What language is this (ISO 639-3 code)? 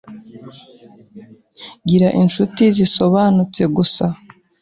kin